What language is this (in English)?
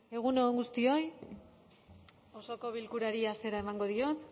Basque